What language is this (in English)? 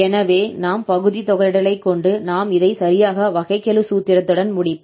Tamil